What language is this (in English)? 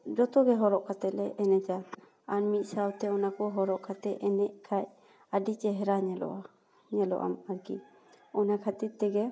Santali